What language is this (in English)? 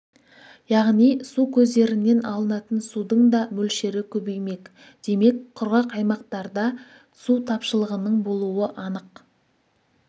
Kazakh